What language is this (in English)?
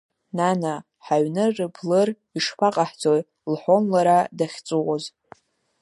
Abkhazian